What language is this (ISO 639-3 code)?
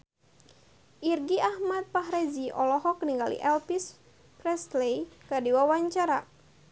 sun